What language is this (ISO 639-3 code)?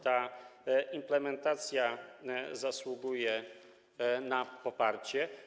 pol